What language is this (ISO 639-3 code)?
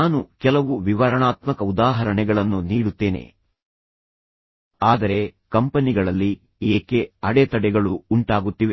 kan